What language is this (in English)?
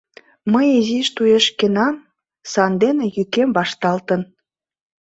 Mari